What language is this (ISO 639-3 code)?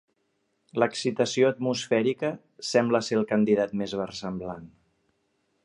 cat